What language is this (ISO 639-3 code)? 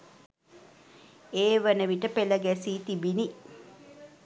sin